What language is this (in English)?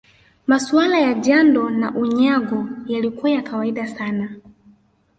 Swahili